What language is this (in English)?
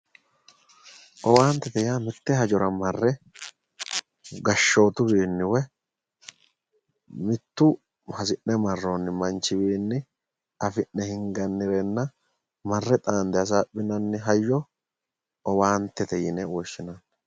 Sidamo